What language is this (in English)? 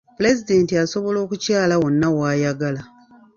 Ganda